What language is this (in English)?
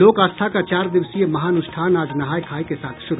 Hindi